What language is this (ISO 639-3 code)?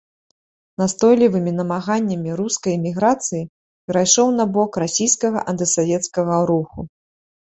bel